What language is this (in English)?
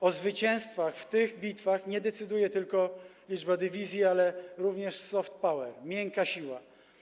Polish